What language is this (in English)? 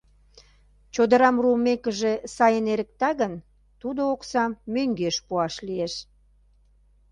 Mari